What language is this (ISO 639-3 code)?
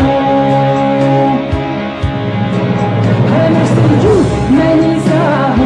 ara